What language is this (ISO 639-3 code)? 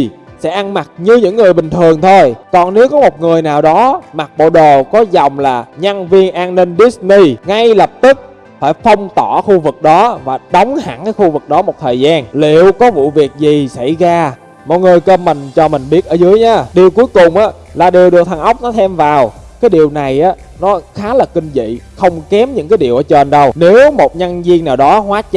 vie